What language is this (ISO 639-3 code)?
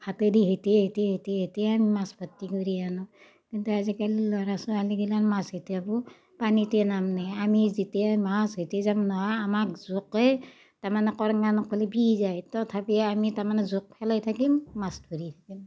asm